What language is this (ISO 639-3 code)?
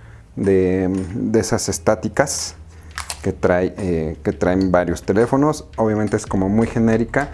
spa